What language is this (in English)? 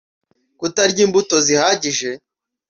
Kinyarwanda